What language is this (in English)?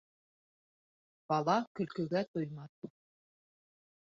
Bashkir